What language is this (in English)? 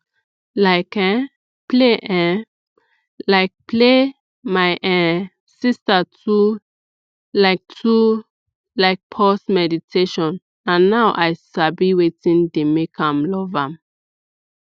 Nigerian Pidgin